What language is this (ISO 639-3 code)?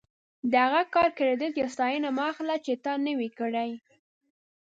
pus